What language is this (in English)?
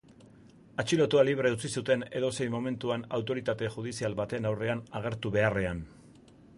Basque